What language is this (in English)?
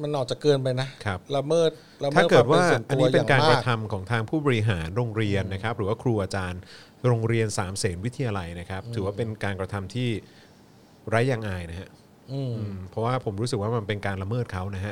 Thai